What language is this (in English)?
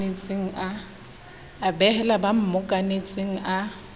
Southern Sotho